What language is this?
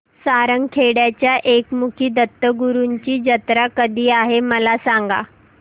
Marathi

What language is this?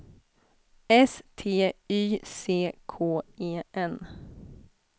Swedish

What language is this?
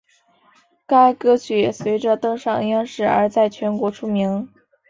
Chinese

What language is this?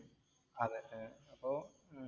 Malayalam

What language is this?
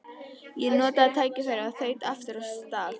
Icelandic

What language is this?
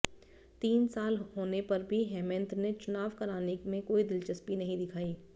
Hindi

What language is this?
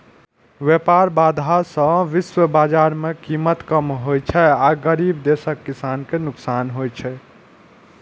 Maithili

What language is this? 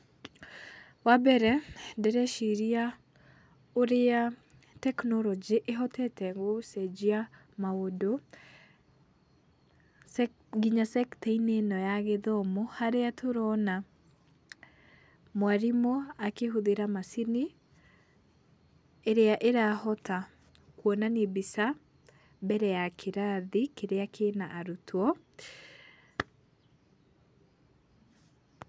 Kikuyu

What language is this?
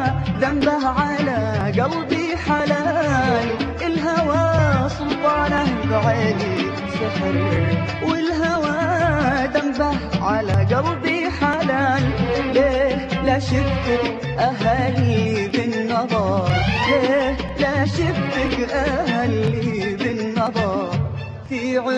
Arabic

